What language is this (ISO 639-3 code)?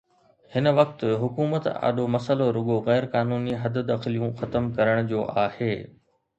snd